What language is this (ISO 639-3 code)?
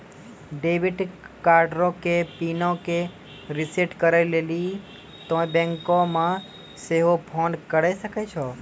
mai